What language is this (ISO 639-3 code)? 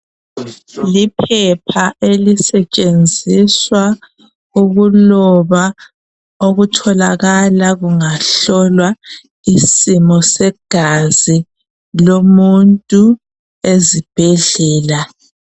nde